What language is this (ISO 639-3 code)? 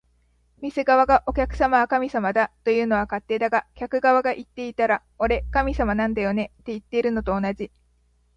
jpn